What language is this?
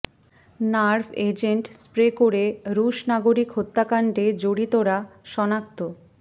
Bangla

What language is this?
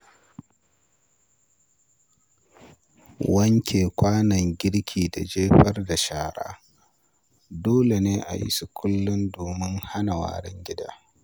Hausa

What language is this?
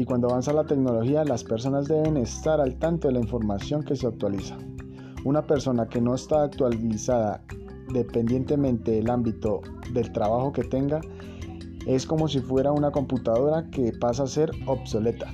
Spanish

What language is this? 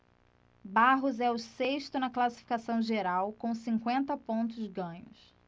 Portuguese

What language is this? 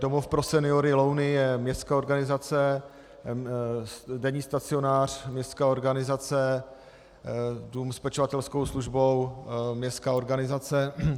Czech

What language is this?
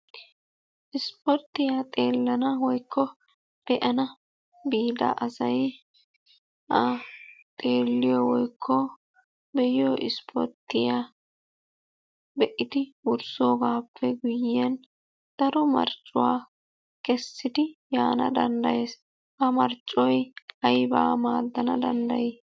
Wolaytta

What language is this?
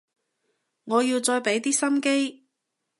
Cantonese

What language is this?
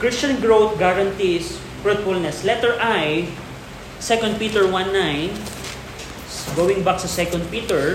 Filipino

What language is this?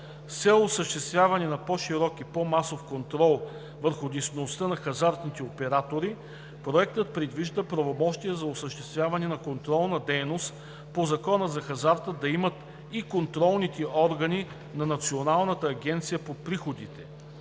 Bulgarian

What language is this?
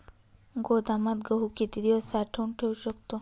Marathi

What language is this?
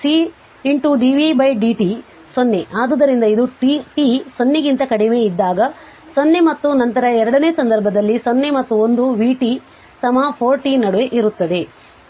Kannada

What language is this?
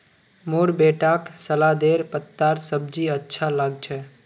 Magahi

